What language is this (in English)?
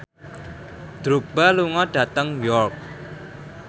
Javanese